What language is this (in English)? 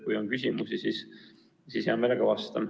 Estonian